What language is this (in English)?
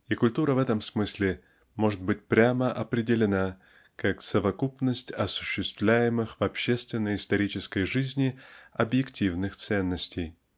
Russian